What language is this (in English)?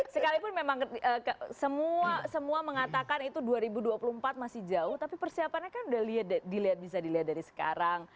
Indonesian